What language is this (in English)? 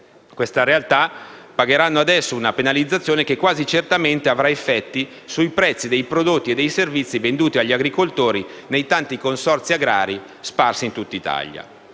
Italian